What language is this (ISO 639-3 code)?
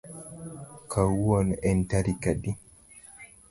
luo